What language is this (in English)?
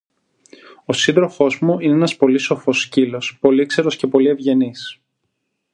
Greek